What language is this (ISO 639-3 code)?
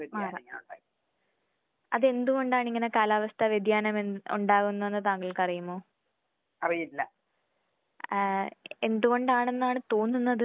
mal